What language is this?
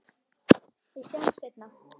Icelandic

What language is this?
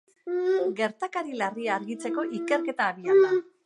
Basque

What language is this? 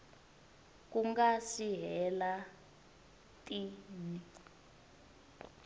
Tsonga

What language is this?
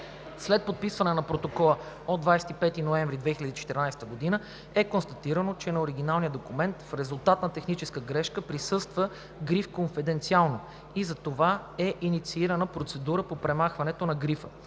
Bulgarian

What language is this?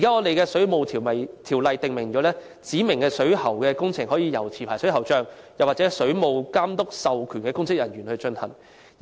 Cantonese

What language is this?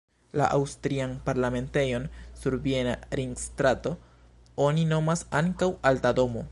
Esperanto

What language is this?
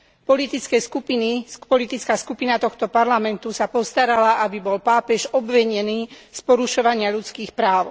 Slovak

